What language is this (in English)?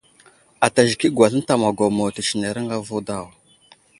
Wuzlam